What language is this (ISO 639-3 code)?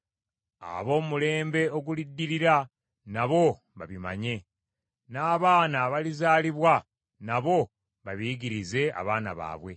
lug